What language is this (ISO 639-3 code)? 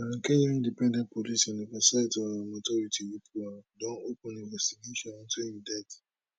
pcm